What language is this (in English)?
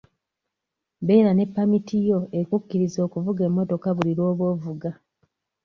Ganda